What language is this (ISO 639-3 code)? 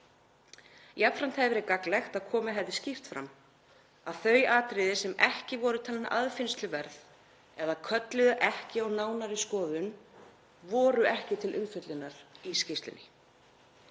isl